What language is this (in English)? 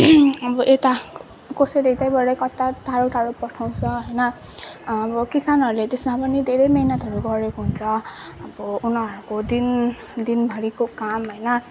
Nepali